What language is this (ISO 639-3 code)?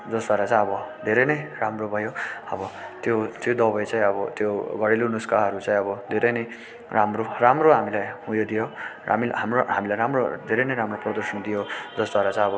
nep